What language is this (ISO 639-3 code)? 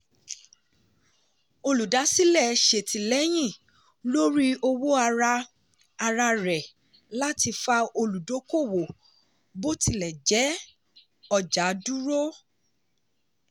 yor